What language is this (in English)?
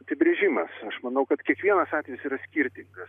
Lithuanian